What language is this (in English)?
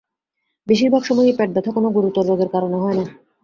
Bangla